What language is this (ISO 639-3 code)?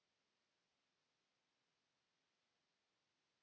fin